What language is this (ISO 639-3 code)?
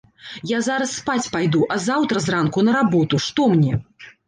bel